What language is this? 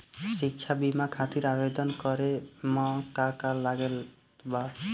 Bhojpuri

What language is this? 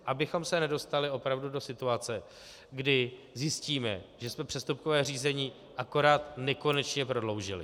Czech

